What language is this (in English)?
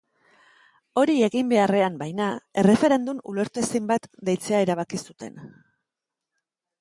Basque